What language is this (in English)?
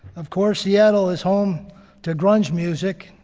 English